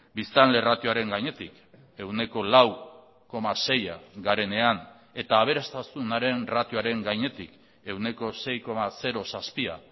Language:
Basque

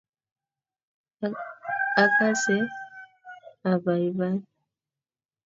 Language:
Kalenjin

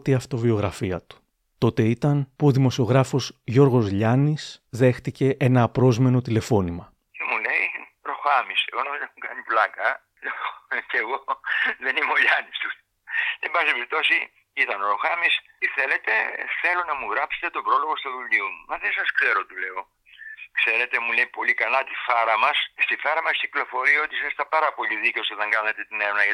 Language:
Greek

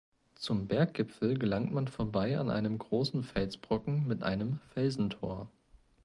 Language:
German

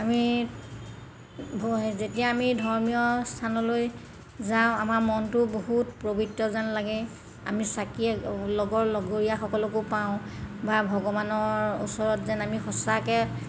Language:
Assamese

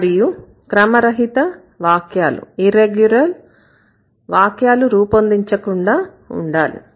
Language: Telugu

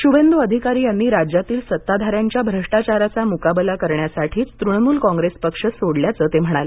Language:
Marathi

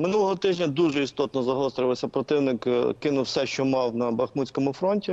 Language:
Ukrainian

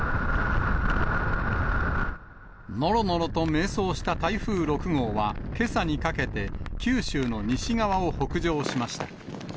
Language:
Japanese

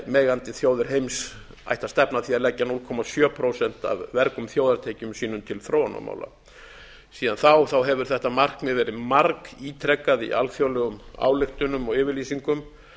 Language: Icelandic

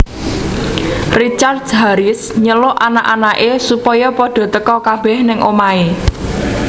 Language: Javanese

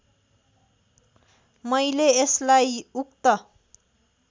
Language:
Nepali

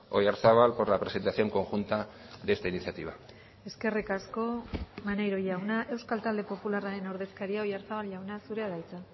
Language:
Basque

